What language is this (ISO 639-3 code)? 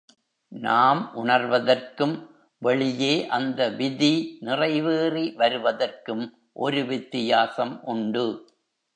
tam